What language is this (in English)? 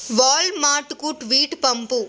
Telugu